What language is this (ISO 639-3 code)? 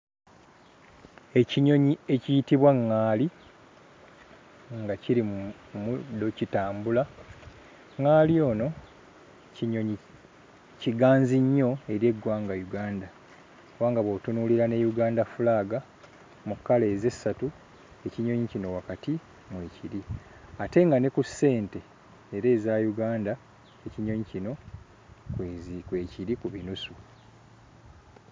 lug